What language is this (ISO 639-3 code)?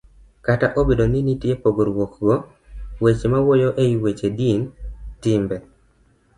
luo